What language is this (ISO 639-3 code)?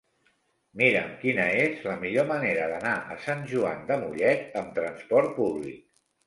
cat